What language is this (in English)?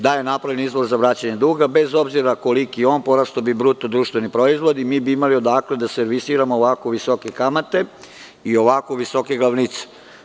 Serbian